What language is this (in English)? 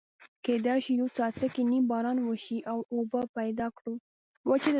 Pashto